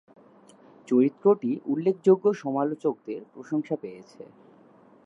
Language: Bangla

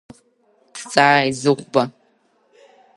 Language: Abkhazian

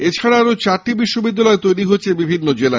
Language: Bangla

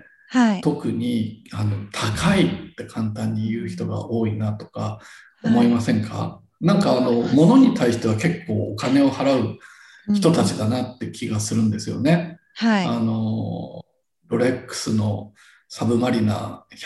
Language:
Japanese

